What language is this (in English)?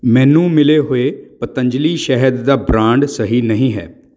Punjabi